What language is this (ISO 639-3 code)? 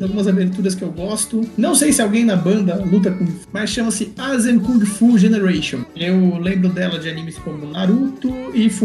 por